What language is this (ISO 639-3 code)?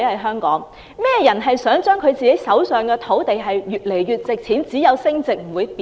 yue